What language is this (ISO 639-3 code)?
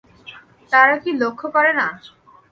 ben